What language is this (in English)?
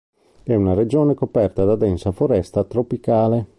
Italian